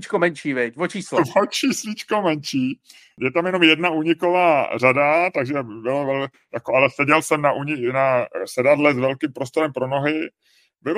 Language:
Czech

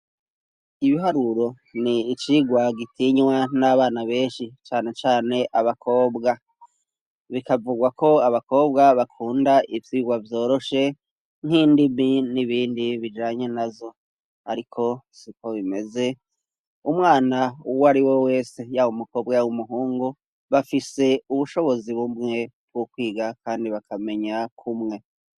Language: Rundi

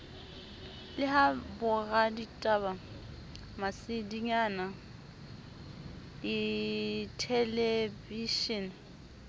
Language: Southern Sotho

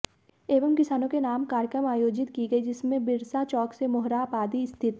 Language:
Hindi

